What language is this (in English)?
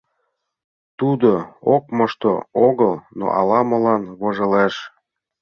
Mari